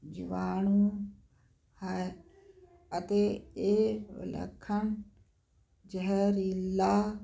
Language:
Punjabi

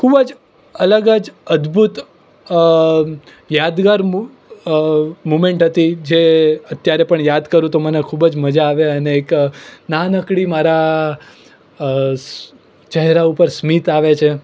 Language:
Gujarati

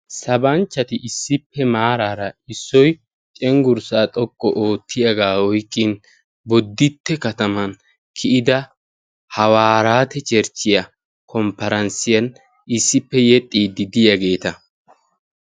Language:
Wolaytta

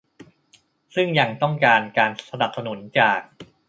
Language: Thai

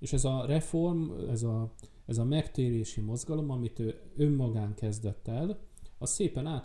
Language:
Hungarian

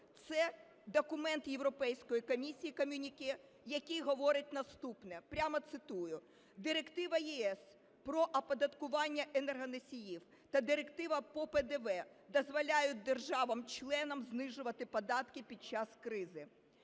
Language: Ukrainian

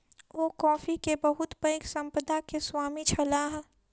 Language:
Maithili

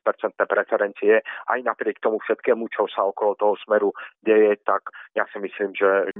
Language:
Slovak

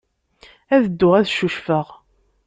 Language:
Kabyle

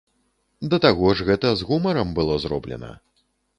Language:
Belarusian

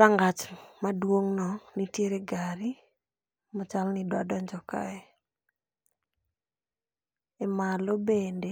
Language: Luo (Kenya and Tanzania)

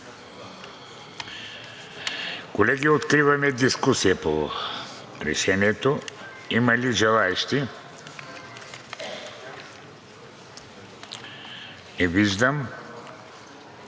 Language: Bulgarian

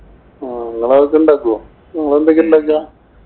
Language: Malayalam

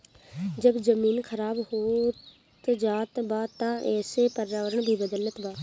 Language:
Bhojpuri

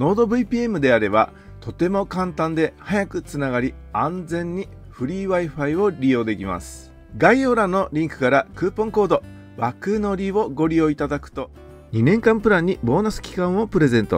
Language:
Japanese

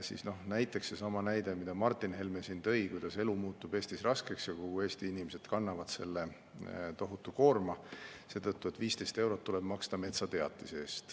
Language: Estonian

